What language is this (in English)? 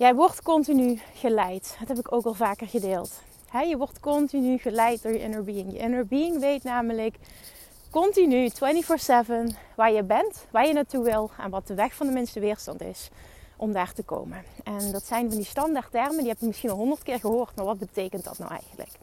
Dutch